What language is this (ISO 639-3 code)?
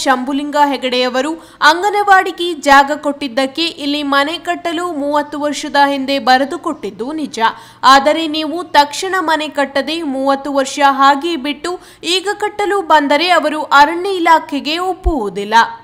kan